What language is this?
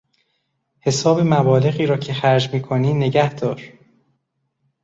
Persian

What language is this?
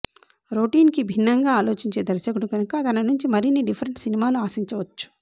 Telugu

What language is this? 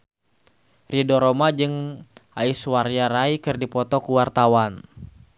Sundanese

